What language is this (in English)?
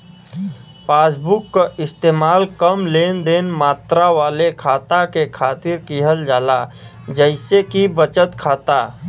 Bhojpuri